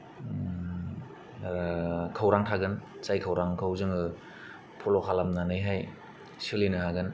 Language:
Bodo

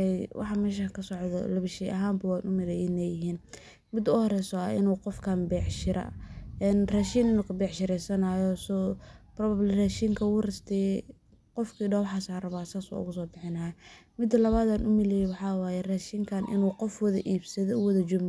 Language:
Somali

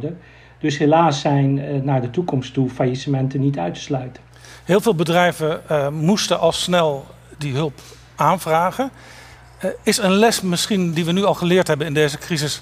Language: Dutch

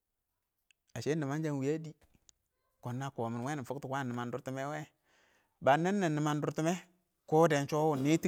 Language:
Awak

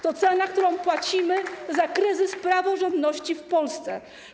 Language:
Polish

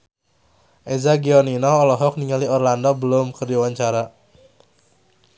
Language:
Sundanese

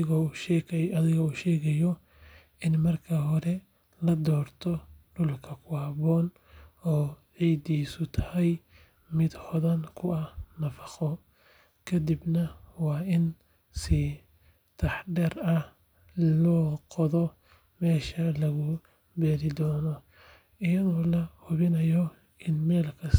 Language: Somali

